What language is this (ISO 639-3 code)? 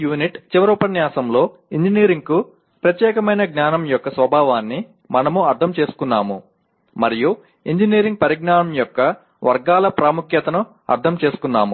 tel